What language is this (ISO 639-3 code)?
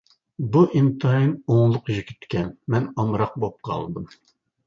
uig